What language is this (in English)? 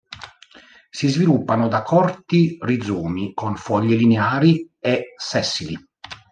Italian